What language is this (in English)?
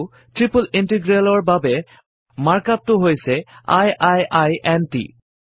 Assamese